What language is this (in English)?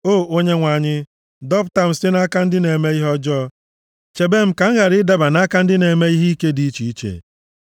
Igbo